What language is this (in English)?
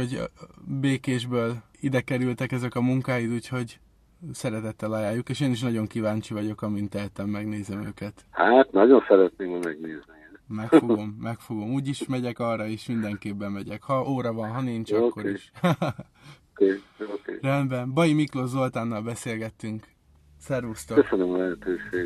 Hungarian